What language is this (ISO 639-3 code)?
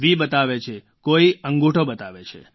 guj